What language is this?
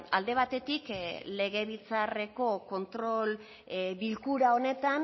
Basque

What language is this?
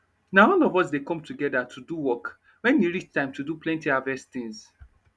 Nigerian Pidgin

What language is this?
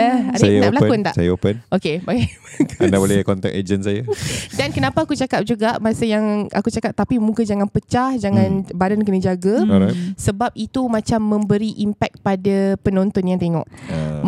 Malay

